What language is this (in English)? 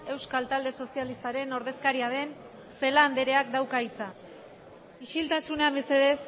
Basque